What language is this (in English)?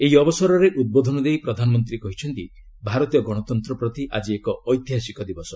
Odia